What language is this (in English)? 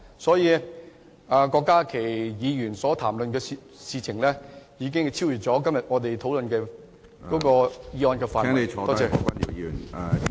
Cantonese